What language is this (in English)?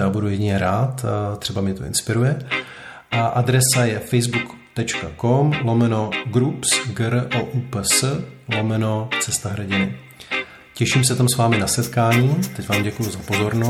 Czech